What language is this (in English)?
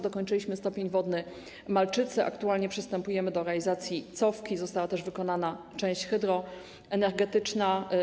Polish